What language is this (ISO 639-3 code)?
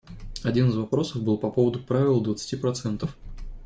rus